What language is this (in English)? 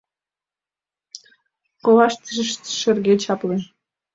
Mari